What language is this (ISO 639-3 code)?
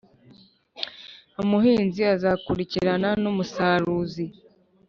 kin